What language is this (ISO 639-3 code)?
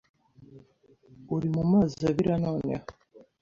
kin